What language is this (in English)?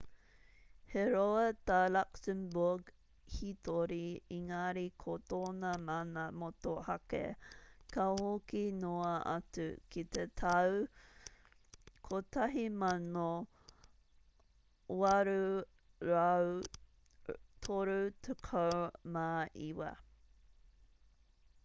Māori